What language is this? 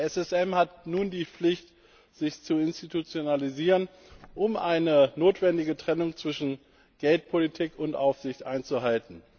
German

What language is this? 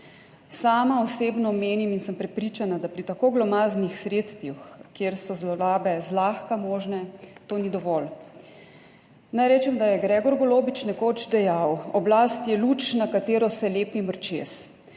Slovenian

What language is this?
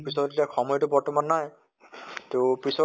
Assamese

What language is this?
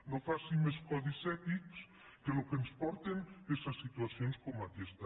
Catalan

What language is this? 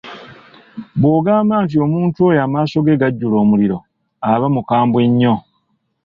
Ganda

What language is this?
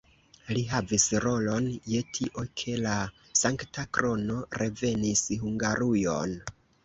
Esperanto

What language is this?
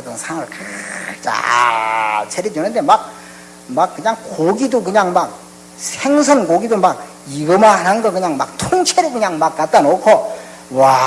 Korean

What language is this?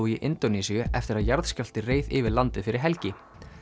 Icelandic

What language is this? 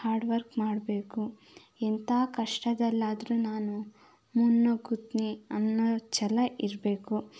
Kannada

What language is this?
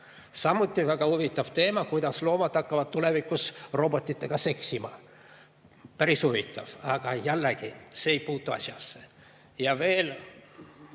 Estonian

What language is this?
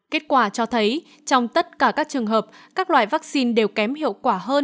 Vietnamese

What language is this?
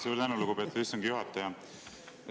Estonian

